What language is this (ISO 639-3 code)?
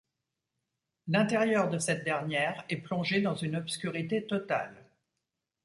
fra